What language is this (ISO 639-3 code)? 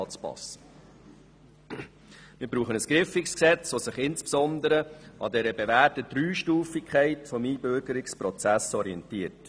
gsw